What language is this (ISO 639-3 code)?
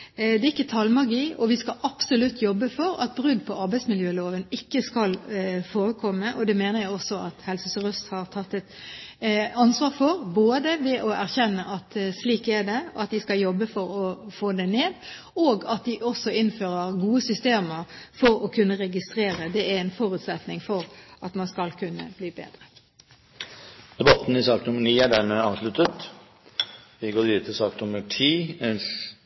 nob